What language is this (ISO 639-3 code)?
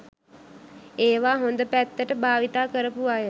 sin